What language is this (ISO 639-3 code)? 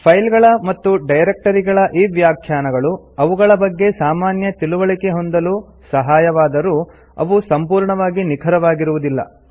kan